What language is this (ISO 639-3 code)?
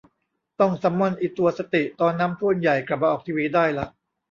tha